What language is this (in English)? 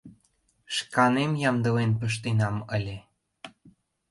Mari